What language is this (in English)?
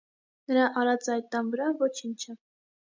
Armenian